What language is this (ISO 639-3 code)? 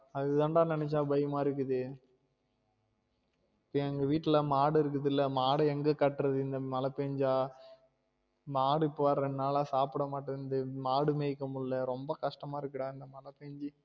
tam